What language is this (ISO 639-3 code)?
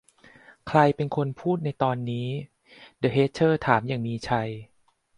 tha